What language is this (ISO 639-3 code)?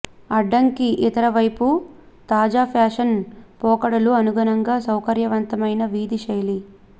tel